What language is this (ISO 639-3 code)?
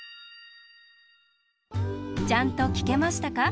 jpn